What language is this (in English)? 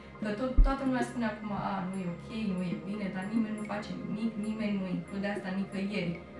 Romanian